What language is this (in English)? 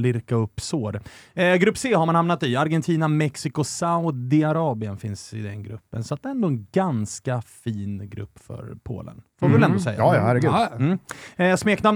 Swedish